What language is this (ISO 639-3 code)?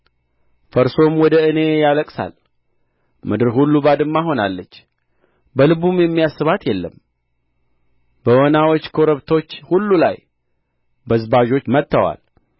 amh